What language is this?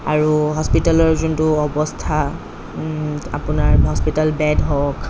Assamese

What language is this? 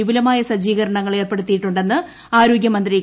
Malayalam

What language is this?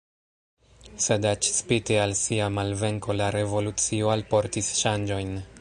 Esperanto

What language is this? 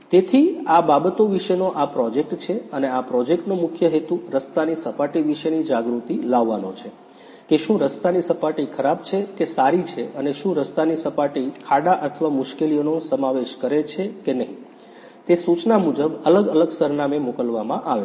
Gujarati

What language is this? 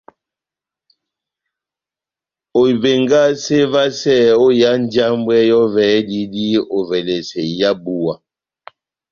Batanga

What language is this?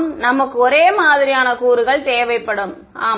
Tamil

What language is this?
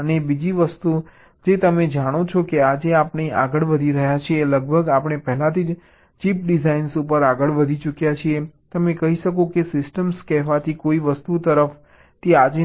Gujarati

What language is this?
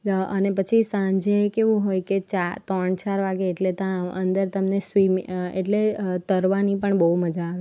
Gujarati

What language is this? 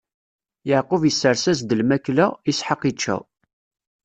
Kabyle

